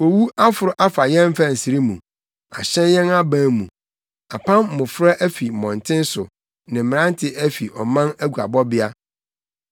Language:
Akan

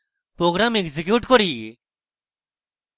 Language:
Bangla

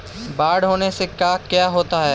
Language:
Magahi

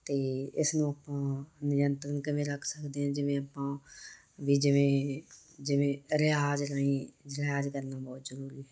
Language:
Punjabi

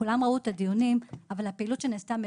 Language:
Hebrew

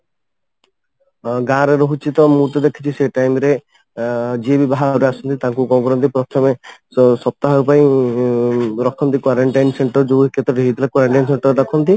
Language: Odia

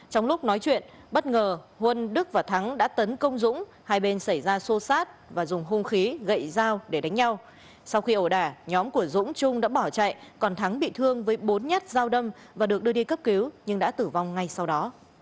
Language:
Vietnamese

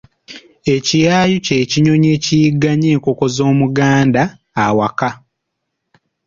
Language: Ganda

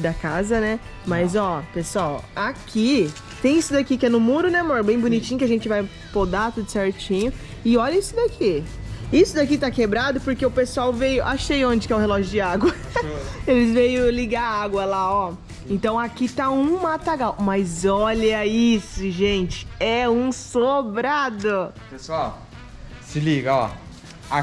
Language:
Portuguese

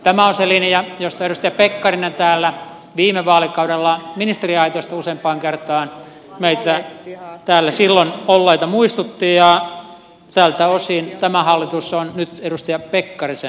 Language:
Finnish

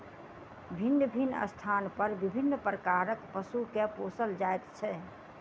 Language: Maithili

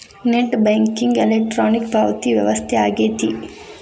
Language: Kannada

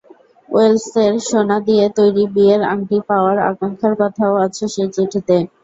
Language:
Bangla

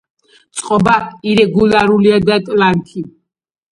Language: Georgian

